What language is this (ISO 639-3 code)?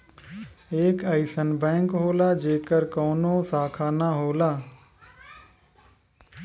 bho